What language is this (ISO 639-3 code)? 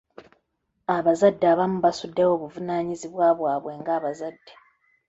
lug